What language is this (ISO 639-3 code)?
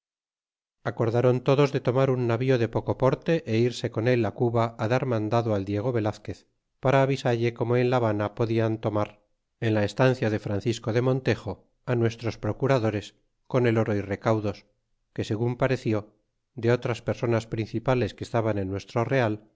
spa